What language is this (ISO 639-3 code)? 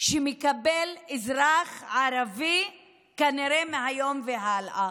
heb